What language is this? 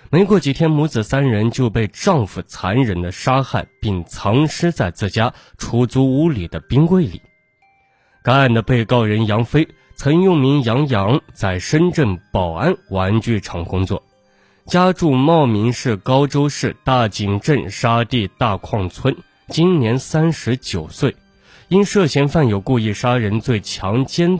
Chinese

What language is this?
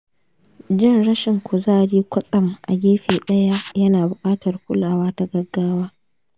Hausa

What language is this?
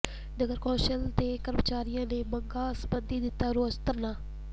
Punjabi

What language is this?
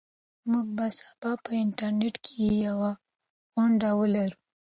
Pashto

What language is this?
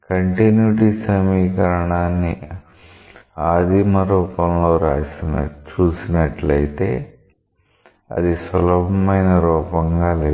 Telugu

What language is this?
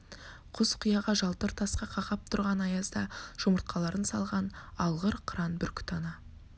Kazakh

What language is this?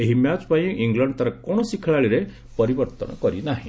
Odia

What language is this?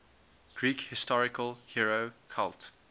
English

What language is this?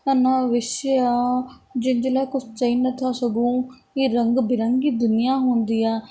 Sindhi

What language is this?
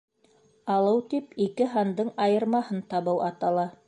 Bashkir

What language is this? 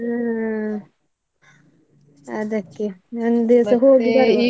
Kannada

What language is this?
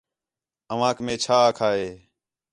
Khetrani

